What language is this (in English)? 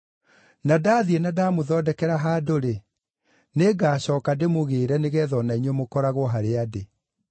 Kikuyu